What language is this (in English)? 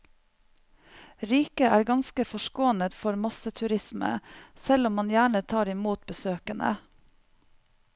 Norwegian